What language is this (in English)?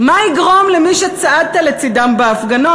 Hebrew